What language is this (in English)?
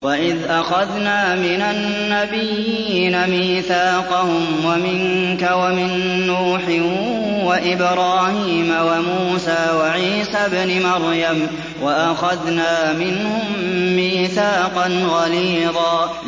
Arabic